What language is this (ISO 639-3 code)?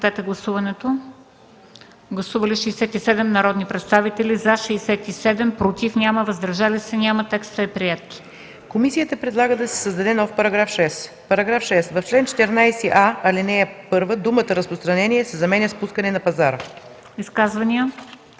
bul